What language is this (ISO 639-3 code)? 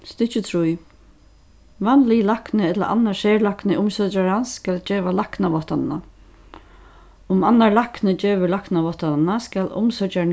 fao